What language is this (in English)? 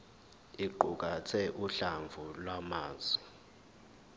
Zulu